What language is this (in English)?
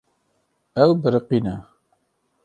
Kurdish